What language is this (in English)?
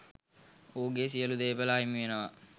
Sinhala